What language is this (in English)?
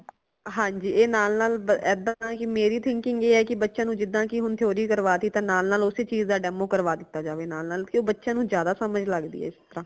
Punjabi